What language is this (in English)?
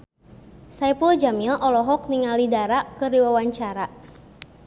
Sundanese